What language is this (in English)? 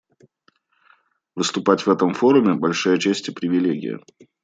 Russian